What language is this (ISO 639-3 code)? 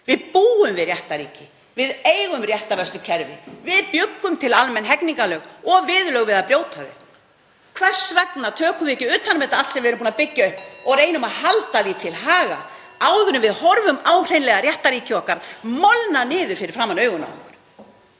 isl